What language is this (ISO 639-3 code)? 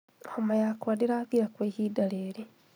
kik